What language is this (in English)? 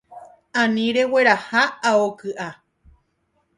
Guarani